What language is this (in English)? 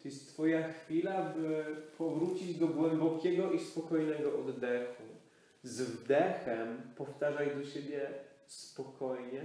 Polish